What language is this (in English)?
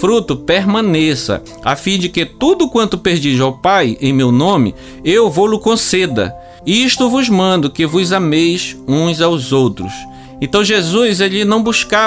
Portuguese